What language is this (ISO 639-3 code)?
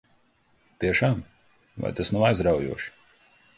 lav